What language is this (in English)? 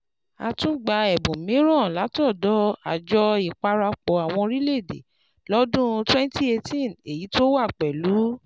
Yoruba